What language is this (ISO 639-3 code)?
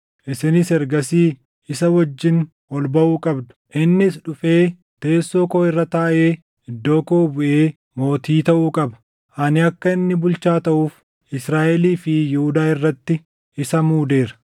orm